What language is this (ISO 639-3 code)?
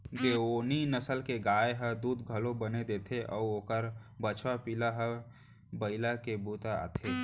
hne